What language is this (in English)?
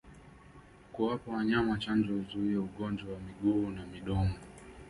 Swahili